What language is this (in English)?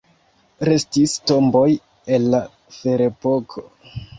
Esperanto